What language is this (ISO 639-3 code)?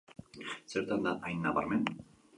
eus